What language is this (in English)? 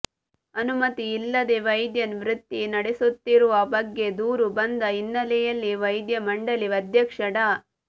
Kannada